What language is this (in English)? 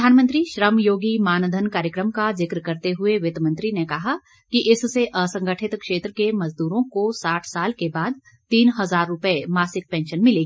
Hindi